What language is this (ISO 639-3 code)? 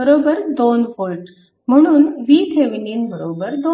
mar